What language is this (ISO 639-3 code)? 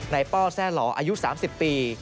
tha